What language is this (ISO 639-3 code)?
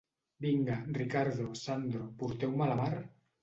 cat